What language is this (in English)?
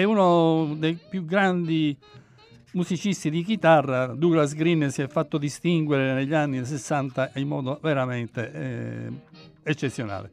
Italian